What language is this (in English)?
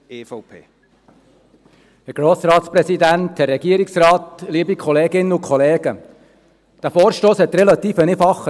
Swiss German